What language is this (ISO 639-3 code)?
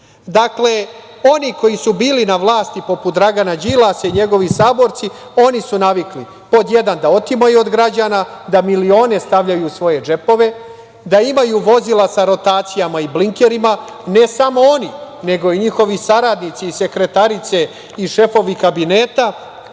srp